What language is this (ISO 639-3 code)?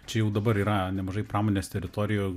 lit